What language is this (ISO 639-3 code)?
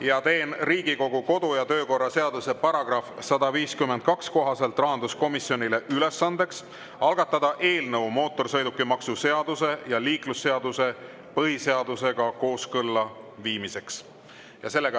est